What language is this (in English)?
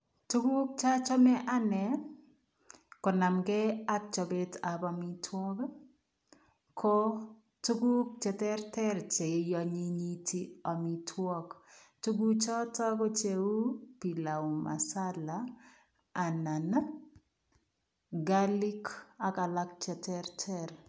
Kalenjin